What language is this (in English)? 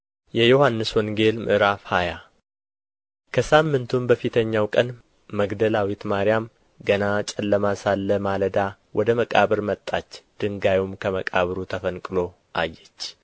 Amharic